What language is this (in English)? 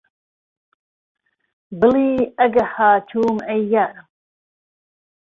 Central Kurdish